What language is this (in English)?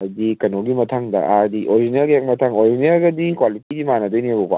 Manipuri